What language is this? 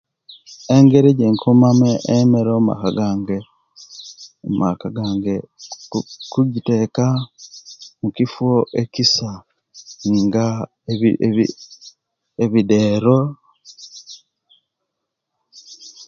Kenyi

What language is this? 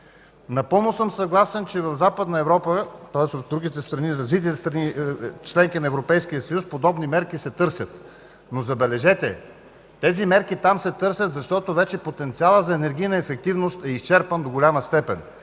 Bulgarian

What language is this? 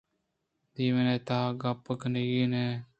Eastern Balochi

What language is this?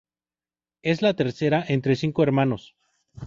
Spanish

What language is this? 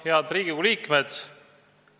Estonian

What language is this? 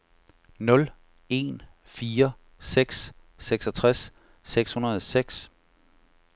Danish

